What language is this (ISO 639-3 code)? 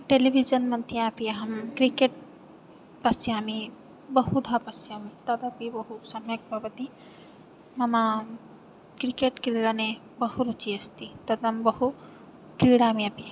san